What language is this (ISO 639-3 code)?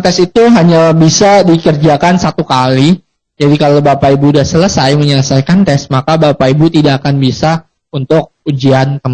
ind